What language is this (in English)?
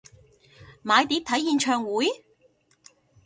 Cantonese